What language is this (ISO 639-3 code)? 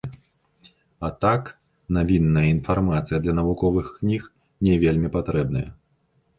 bel